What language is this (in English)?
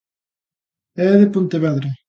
Galician